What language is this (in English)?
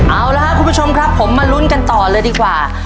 Thai